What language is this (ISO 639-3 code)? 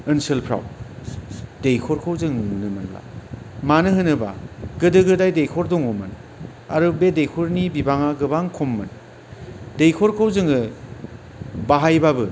brx